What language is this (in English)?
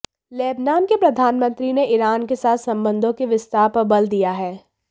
Hindi